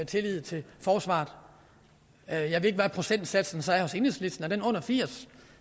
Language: Danish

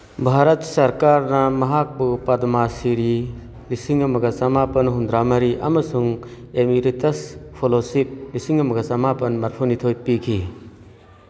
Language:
Manipuri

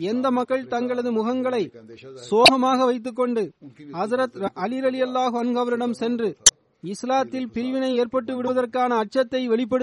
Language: Tamil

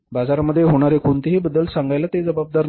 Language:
Marathi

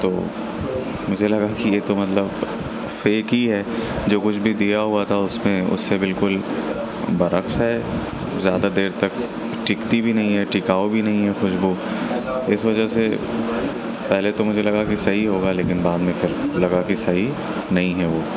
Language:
Urdu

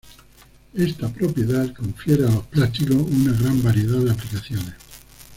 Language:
Spanish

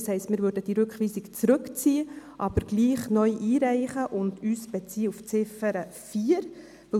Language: Swiss German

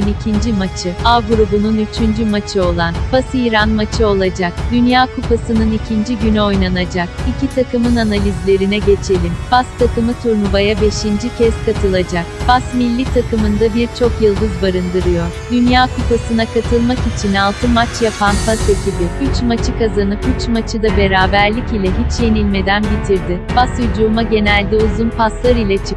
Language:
Turkish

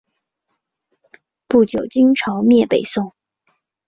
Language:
Chinese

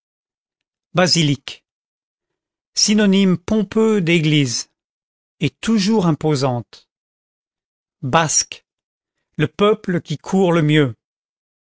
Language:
French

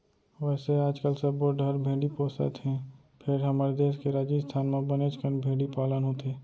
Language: Chhattisgarhi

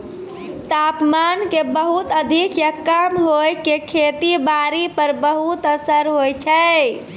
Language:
Maithili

